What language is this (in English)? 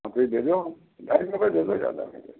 Hindi